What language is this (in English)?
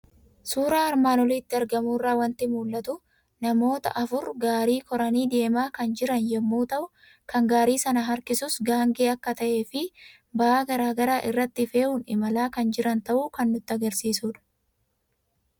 Oromo